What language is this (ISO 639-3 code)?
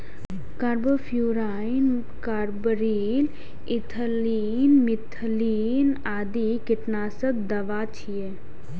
mai